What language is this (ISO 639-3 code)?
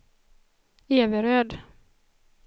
swe